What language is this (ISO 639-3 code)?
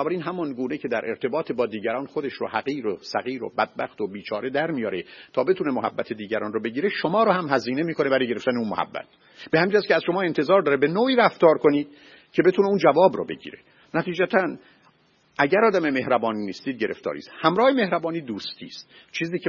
fas